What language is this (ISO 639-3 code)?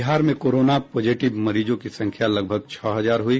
hin